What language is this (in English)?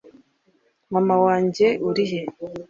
Kinyarwanda